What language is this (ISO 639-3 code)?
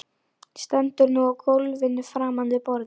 isl